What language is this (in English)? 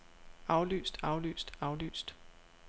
Danish